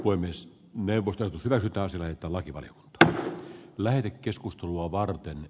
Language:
Finnish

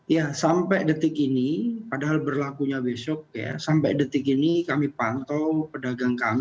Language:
Indonesian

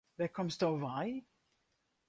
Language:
Western Frisian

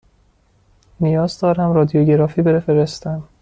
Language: Persian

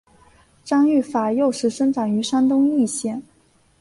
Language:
Chinese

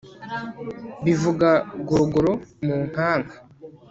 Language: Kinyarwanda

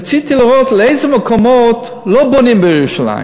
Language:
Hebrew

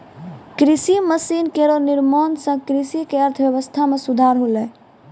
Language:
Maithili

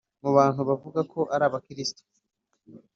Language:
Kinyarwanda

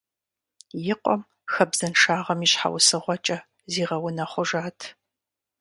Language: Kabardian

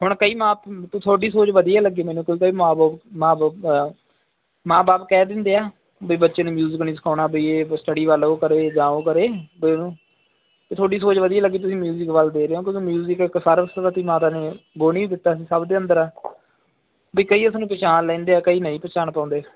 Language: Punjabi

